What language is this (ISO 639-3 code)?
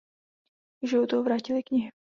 ces